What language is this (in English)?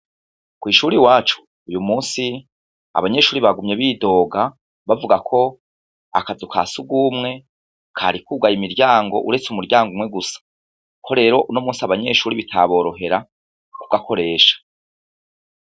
Rundi